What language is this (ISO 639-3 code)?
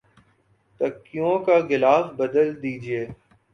urd